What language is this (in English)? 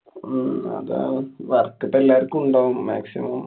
Malayalam